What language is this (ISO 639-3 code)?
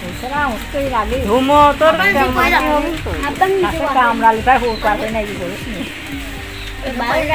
tha